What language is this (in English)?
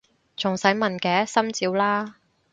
Cantonese